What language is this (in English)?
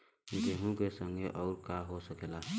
Bhojpuri